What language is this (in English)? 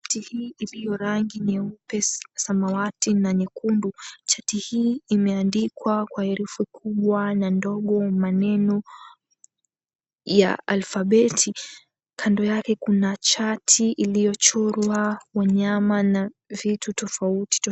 Swahili